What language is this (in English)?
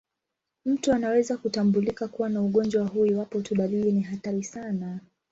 Swahili